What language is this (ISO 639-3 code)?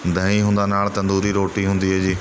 pan